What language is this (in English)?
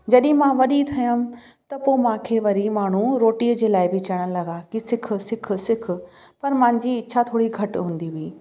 Sindhi